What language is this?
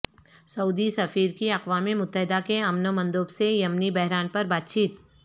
Urdu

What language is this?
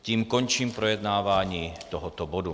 Czech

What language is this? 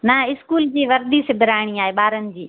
Sindhi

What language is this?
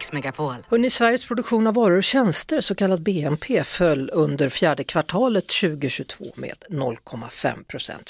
Swedish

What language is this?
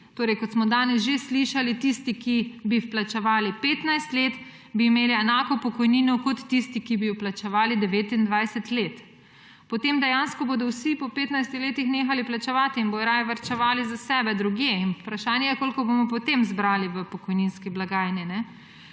Slovenian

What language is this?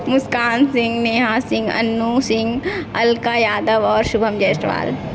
Maithili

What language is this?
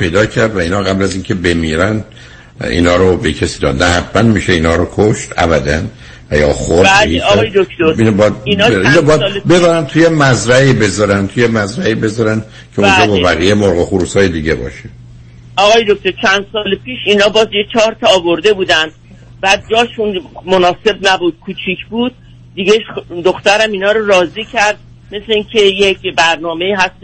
Persian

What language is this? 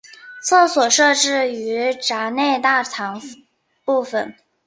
Chinese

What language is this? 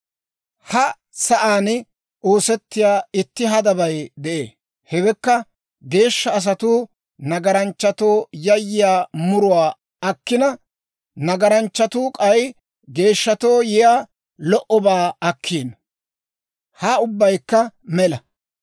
Dawro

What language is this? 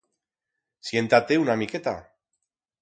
Aragonese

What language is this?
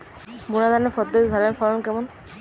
Bangla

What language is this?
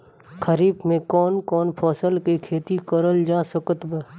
Bhojpuri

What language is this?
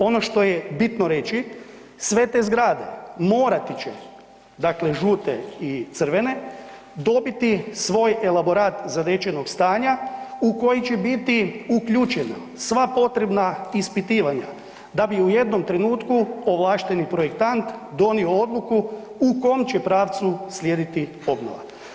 Croatian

